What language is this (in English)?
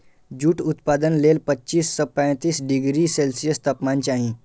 Maithili